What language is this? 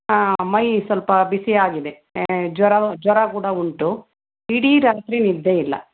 Kannada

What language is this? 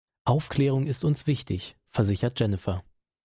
German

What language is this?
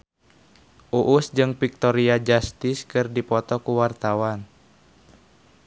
Sundanese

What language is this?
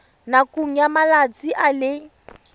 Tswana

